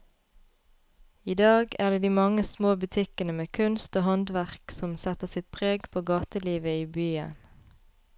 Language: Norwegian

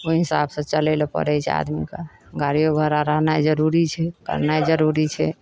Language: Maithili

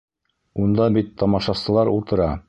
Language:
Bashkir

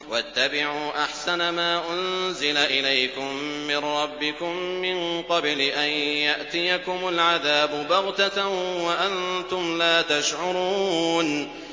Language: Arabic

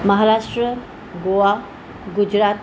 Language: Sindhi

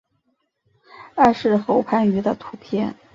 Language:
Chinese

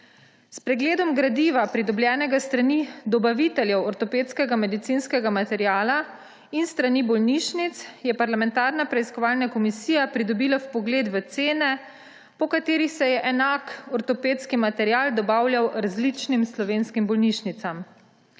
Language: Slovenian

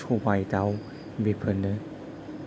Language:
Bodo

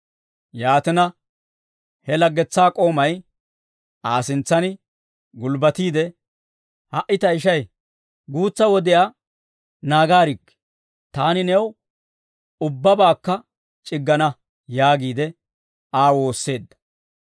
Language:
Dawro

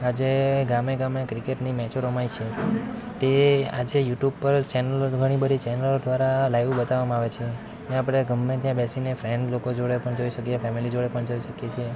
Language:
Gujarati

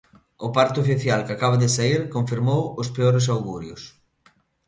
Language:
Galician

